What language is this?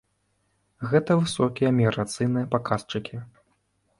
Belarusian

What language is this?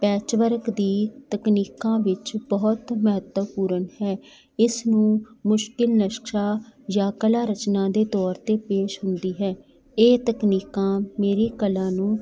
Punjabi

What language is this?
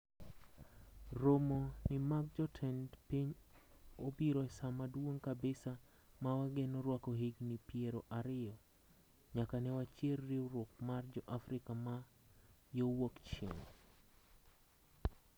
Luo (Kenya and Tanzania)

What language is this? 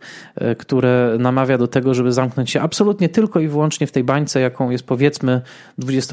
Polish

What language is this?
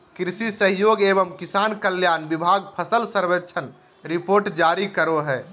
Magahi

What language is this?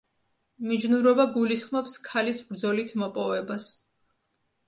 Georgian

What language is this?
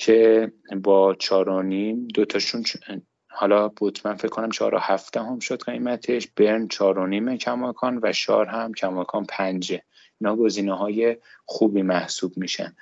Persian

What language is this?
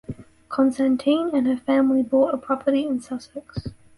English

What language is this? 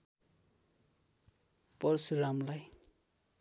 Nepali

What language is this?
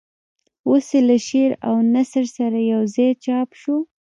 Pashto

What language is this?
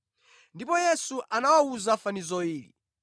Nyanja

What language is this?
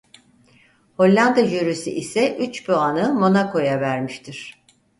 Turkish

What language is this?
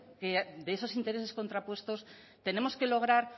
Spanish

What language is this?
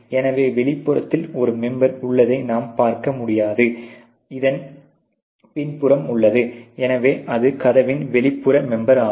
Tamil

